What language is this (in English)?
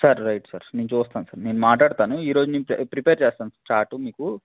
Telugu